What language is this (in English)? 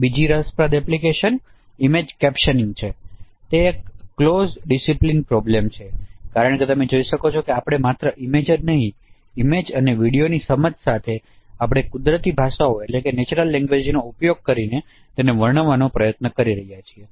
Gujarati